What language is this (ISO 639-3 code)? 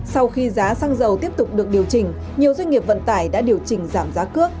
vie